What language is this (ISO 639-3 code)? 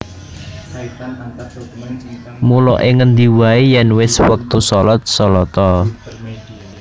jav